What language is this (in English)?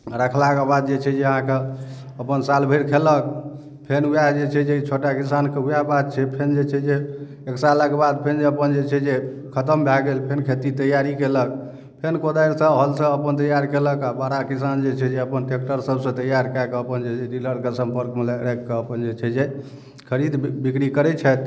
Maithili